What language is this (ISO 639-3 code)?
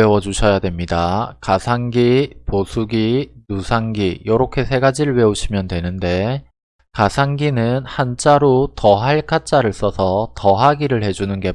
kor